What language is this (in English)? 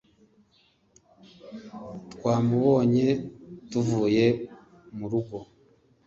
Kinyarwanda